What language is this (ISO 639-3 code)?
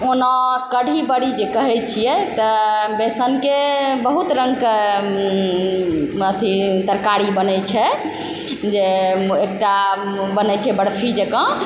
mai